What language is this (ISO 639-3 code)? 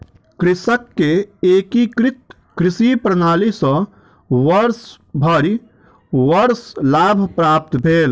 mai